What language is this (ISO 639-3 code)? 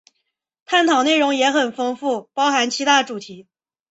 zho